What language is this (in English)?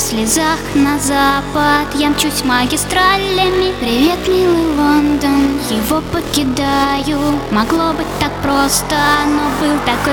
Russian